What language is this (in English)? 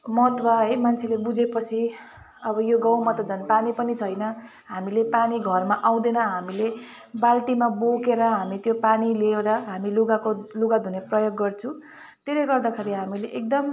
Nepali